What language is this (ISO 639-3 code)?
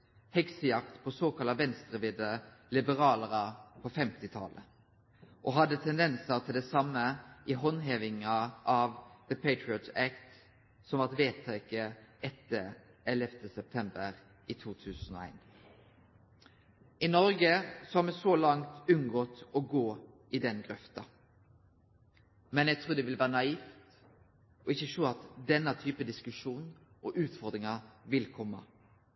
nno